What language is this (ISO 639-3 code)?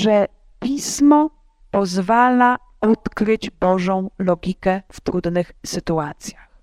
pol